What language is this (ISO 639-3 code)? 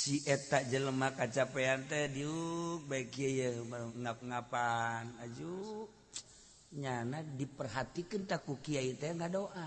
ind